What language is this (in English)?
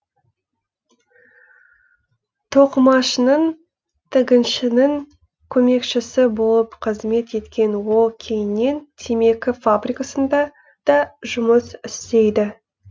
Kazakh